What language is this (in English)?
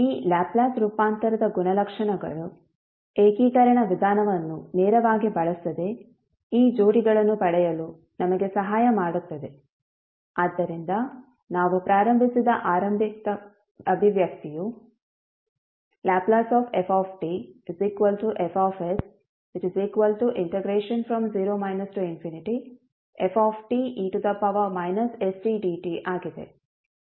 Kannada